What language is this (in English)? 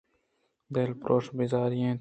Eastern Balochi